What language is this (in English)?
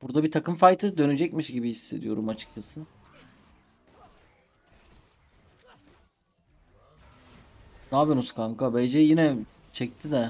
Turkish